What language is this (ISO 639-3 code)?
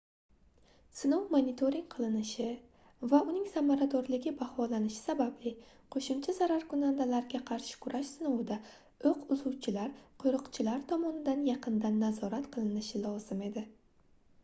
uzb